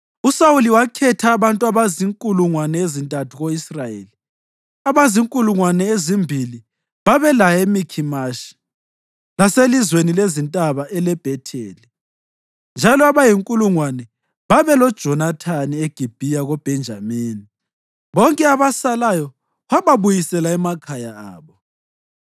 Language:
North Ndebele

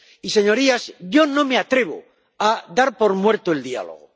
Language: Spanish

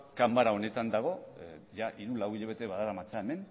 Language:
Basque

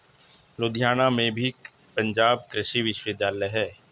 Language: Hindi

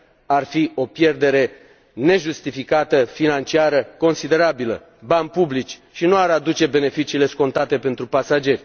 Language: Romanian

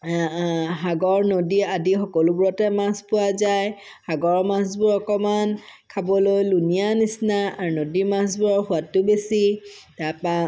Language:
Assamese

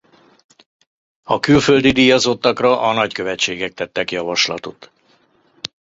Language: Hungarian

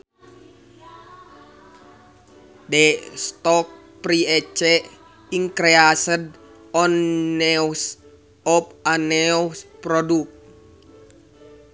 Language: Sundanese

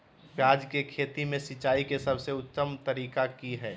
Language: Magahi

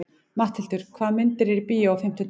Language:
Icelandic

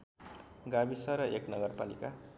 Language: Nepali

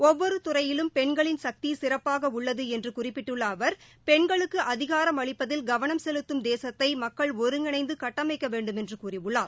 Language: Tamil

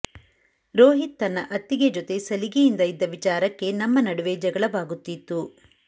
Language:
Kannada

